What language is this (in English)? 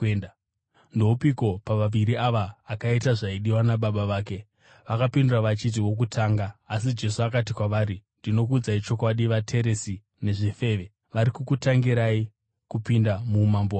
Shona